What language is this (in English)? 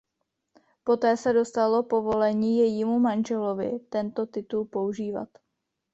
Czech